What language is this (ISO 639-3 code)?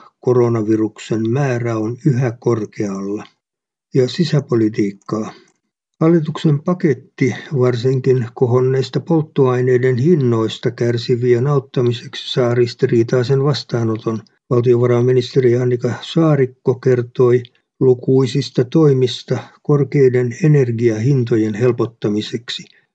fin